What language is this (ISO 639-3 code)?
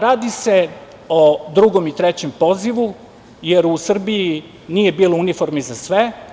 srp